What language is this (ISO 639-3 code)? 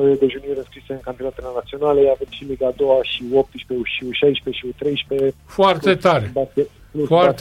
ron